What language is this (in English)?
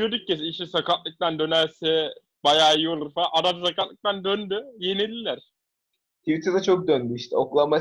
Turkish